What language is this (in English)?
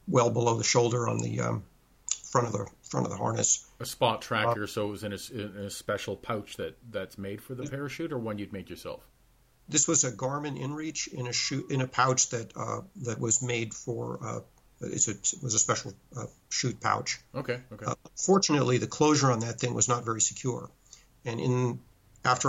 English